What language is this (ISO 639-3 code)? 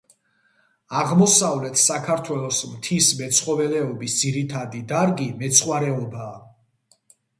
kat